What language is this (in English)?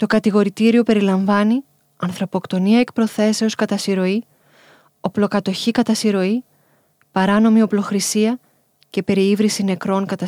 Greek